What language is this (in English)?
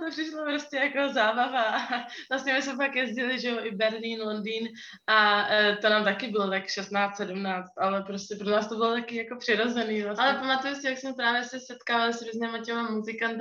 Czech